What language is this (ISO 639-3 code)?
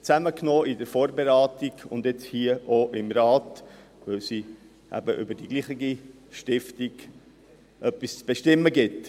gsw